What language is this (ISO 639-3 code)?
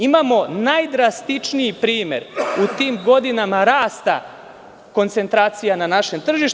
srp